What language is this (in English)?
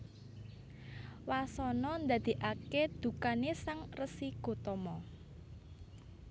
Javanese